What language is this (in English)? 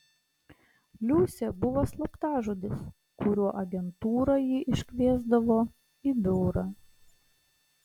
Lithuanian